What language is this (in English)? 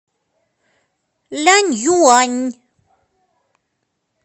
Russian